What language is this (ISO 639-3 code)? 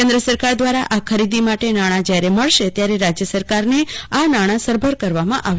guj